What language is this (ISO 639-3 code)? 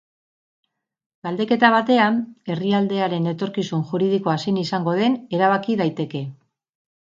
eus